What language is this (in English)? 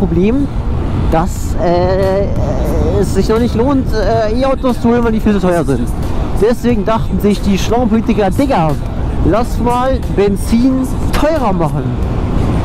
German